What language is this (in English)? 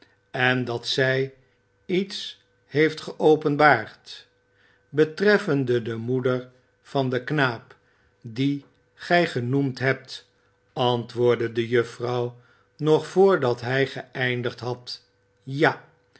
Dutch